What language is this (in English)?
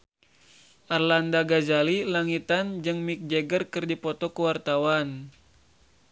Sundanese